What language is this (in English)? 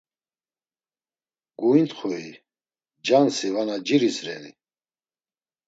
Laz